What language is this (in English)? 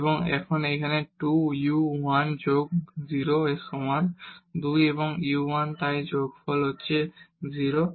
Bangla